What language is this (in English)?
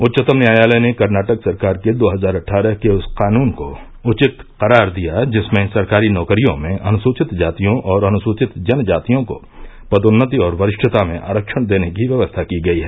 Hindi